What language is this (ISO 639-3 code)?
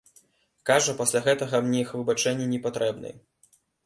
bel